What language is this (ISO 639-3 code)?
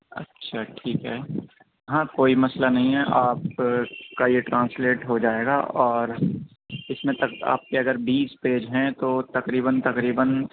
urd